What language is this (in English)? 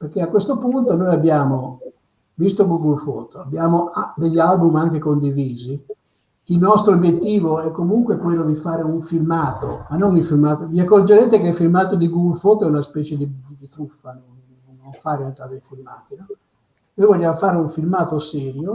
Italian